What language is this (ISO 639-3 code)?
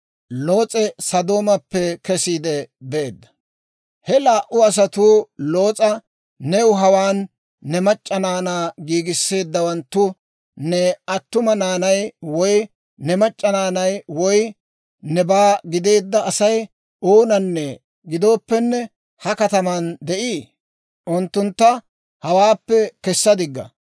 dwr